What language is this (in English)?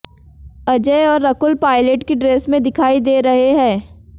Hindi